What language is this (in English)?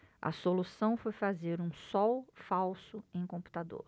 Portuguese